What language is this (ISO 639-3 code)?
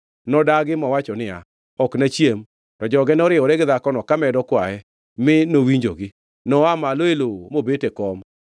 luo